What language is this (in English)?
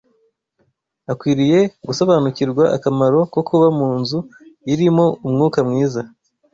Kinyarwanda